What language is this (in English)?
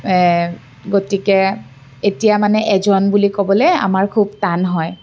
Assamese